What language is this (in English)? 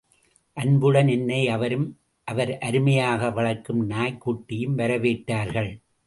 Tamil